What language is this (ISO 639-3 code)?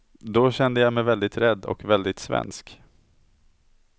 swe